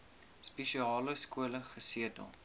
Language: Afrikaans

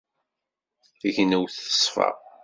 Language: Kabyle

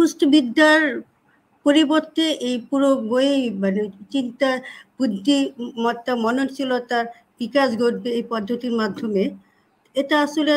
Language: Bangla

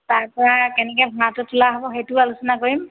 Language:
Assamese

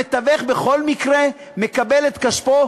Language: Hebrew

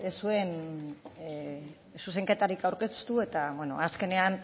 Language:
Basque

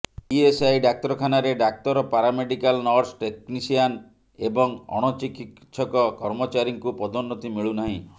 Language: Odia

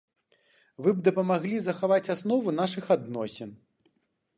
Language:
Belarusian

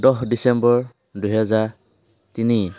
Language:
Assamese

